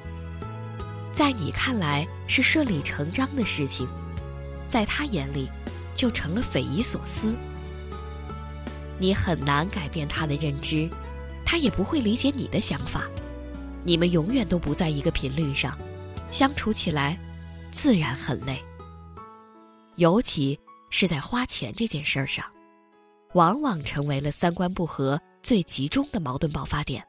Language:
Chinese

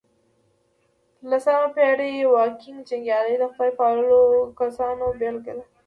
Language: Pashto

